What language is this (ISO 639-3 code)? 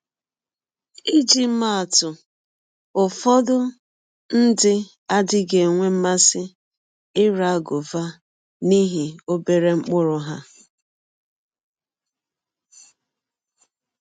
ibo